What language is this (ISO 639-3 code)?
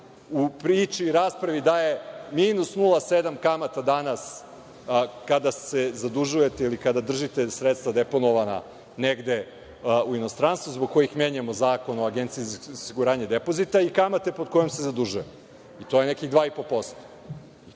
srp